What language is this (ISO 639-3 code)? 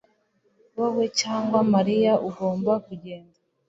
kin